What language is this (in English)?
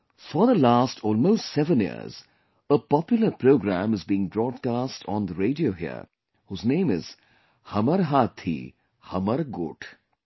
English